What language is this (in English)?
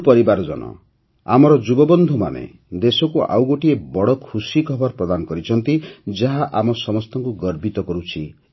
Odia